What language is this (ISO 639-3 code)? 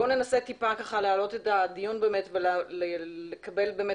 heb